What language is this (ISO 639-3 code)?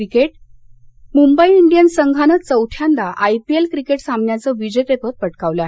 mar